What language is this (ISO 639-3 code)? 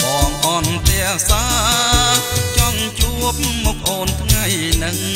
tha